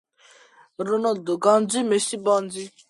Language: Georgian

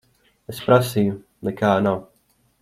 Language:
Latvian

